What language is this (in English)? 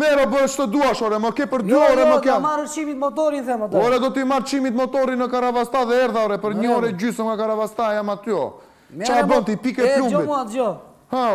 Romanian